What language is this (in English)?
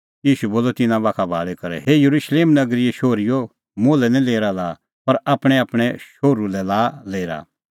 Kullu Pahari